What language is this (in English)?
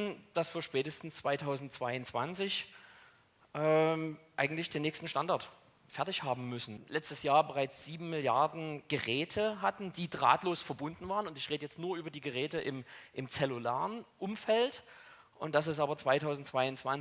German